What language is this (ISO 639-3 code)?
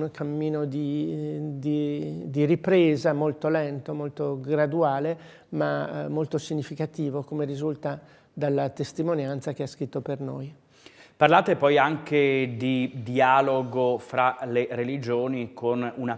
ita